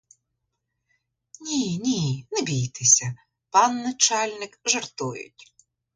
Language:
Ukrainian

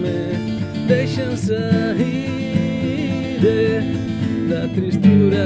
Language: Galician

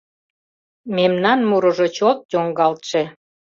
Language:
Mari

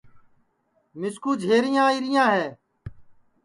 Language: Sansi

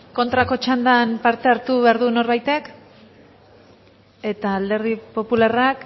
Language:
Basque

